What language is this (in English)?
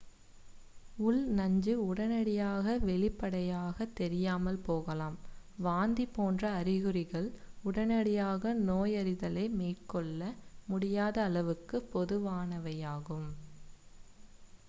Tamil